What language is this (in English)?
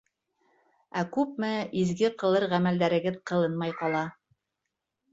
Bashkir